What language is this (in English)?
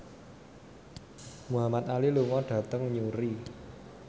Javanese